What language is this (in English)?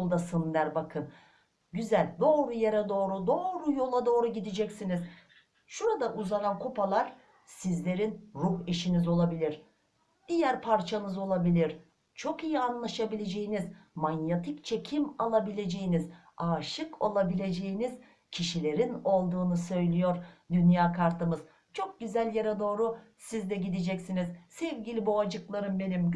Turkish